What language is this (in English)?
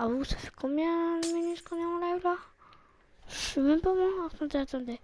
French